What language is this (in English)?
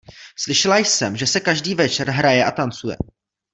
Czech